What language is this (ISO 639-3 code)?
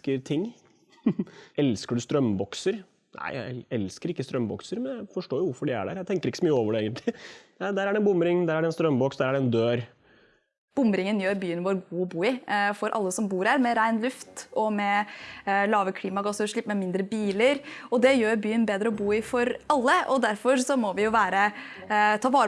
nor